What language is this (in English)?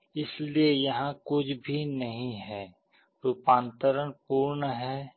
Hindi